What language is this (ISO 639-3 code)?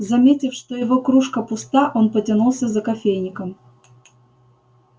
rus